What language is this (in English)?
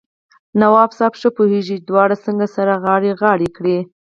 Pashto